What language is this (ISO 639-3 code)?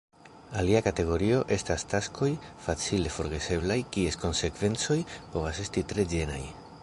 epo